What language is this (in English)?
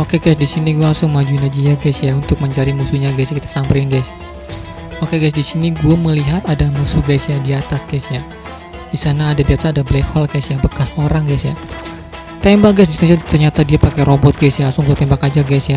Indonesian